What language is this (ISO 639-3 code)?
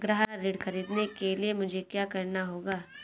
hin